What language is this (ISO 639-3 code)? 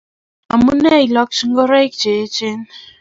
kln